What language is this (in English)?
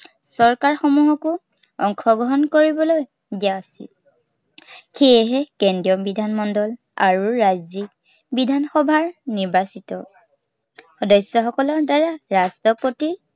Assamese